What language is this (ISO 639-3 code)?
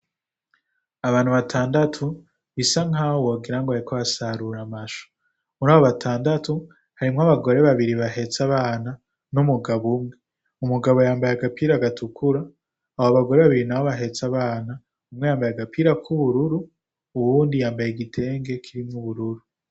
run